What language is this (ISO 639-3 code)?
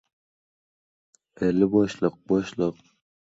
uzb